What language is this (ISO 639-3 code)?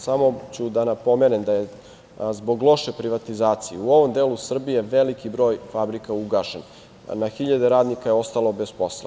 srp